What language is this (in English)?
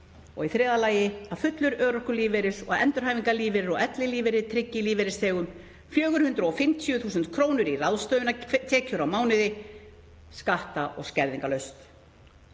Icelandic